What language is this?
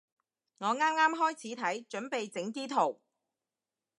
Cantonese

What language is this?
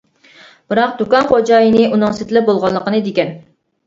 Uyghur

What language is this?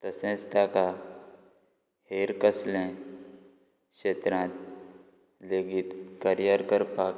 Konkani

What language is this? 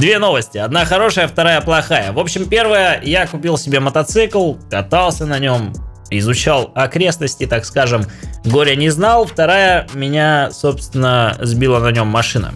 Russian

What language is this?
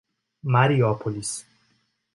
Portuguese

